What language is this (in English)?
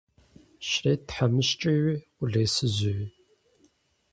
Kabardian